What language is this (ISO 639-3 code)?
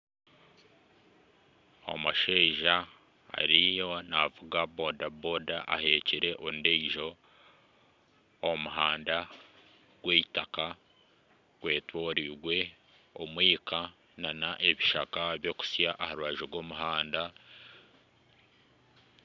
nyn